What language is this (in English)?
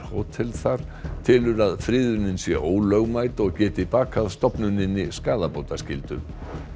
Icelandic